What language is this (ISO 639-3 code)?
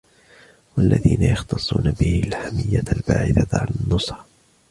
ara